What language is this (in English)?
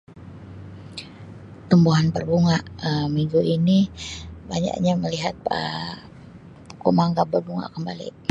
Sabah Malay